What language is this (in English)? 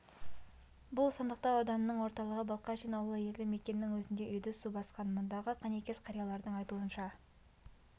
Kazakh